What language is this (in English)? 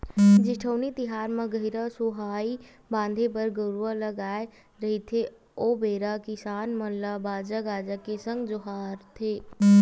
Chhattisgarhi